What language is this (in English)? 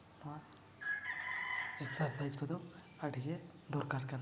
Santali